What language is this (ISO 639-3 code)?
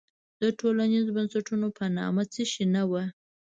pus